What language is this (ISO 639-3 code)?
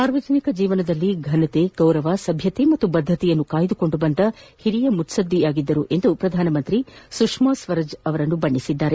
kan